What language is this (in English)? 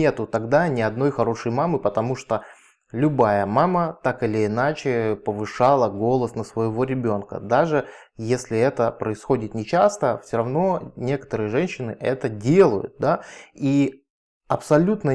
Russian